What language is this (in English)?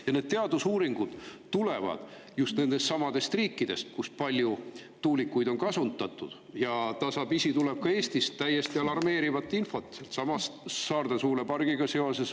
Estonian